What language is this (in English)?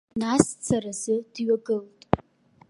Abkhazian